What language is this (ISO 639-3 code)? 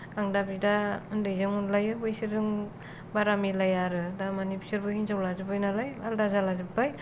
brx